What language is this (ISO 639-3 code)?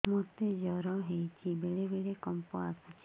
ori